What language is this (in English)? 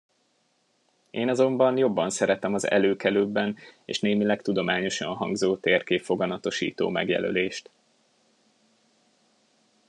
Hungarian